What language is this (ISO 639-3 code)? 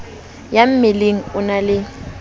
sot